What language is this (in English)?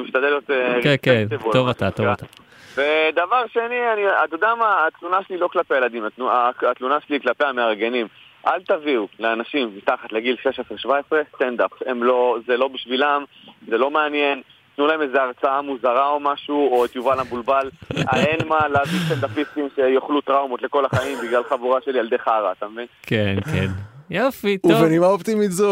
Hebrew